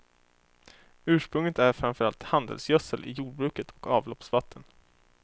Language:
Swedish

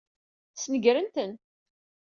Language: Kabyle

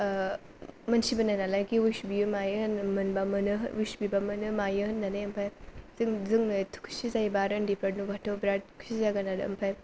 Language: Bodo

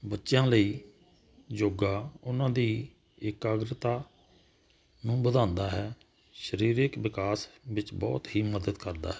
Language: Punjabi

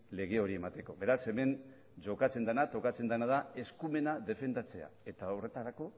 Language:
Basque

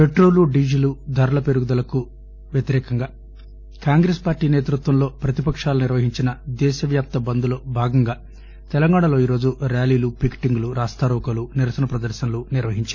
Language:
Telugu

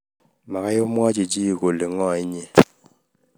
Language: Kalenjin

